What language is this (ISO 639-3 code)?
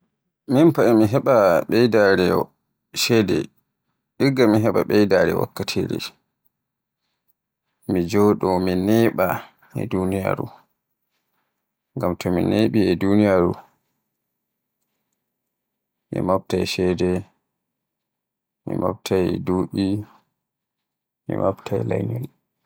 fue